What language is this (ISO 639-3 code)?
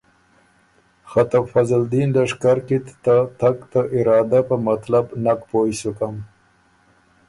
oru